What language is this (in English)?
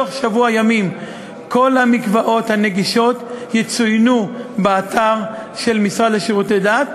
Hebrew